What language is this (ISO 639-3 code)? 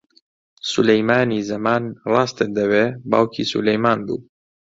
ckb